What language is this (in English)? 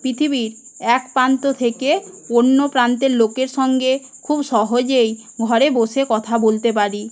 Bangla